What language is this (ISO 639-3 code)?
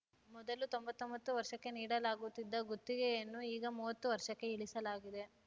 kan